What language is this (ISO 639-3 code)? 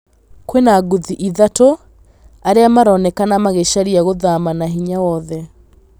kik